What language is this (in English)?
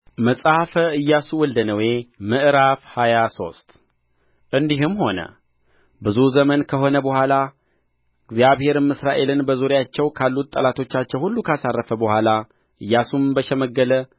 Amharic